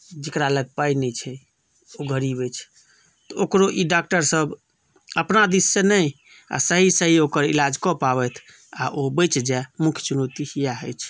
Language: Maithili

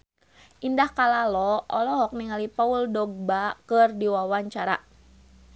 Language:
Sundanese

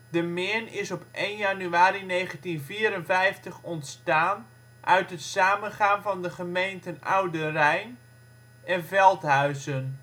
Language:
Dutch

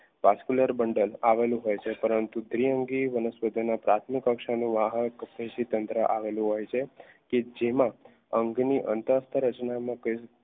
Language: Gujarati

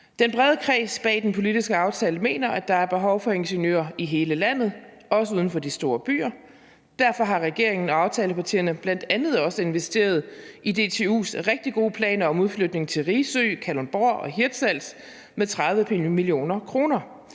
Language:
Danish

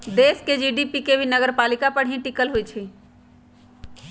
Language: Magahi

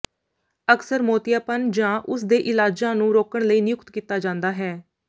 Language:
Punjabi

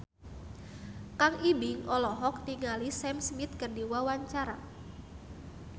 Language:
Sundanese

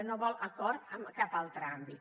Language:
Catalan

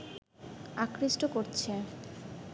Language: Bangla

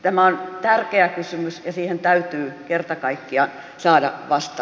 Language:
Finnish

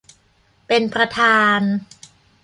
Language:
Thai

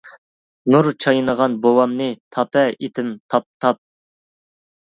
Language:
Uyghur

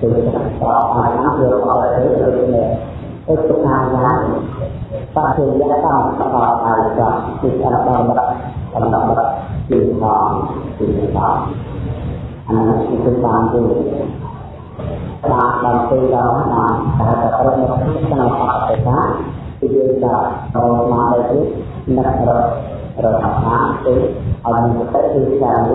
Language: Vietnamese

